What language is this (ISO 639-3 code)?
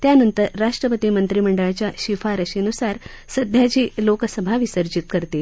mar